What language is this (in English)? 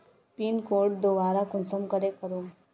Magahi